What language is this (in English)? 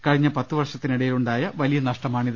Malayalam